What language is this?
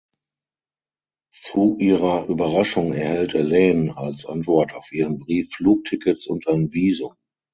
German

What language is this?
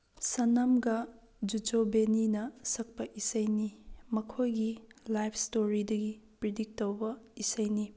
Manipuri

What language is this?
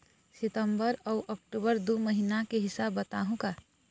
Chhattisgarhi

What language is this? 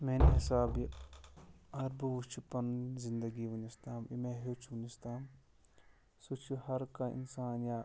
Kashmiri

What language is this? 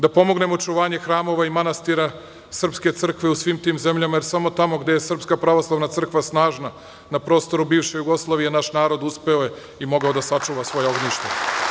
Serbian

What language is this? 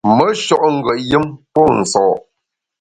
Bamun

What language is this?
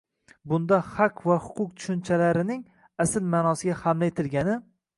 Uzbek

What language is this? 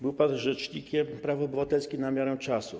Polish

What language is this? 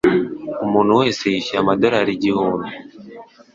Kinyarwanda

